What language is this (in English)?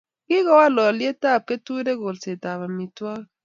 Kalenjin